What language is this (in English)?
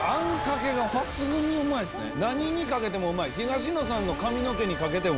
Japanese